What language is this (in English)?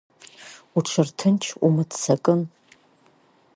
Abkhazian